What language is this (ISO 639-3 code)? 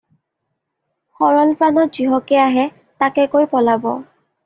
asm